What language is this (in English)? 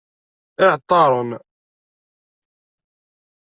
Kabyle